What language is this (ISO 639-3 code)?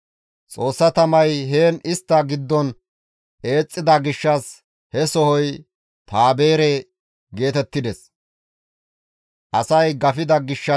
gmv